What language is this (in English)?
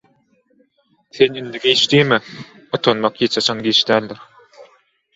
Turkmen